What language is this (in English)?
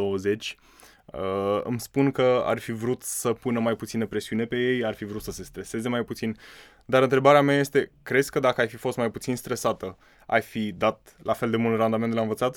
Romanian